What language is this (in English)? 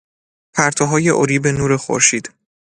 Persian